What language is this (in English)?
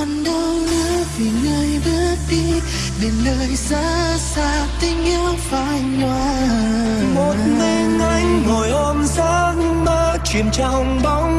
Vietnamese